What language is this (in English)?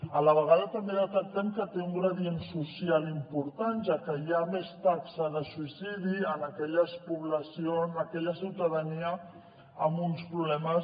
Catalan